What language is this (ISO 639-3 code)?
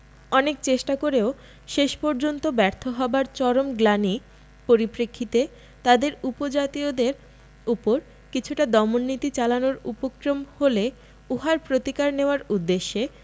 ben